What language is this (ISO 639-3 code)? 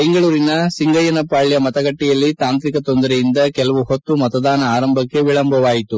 kan